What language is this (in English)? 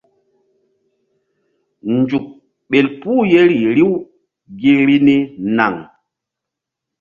Mbum